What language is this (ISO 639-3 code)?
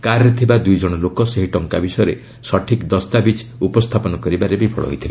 ori